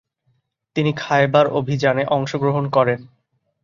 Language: Bangla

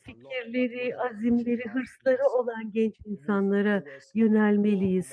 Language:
Turkish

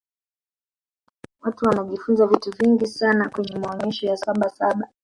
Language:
Swahili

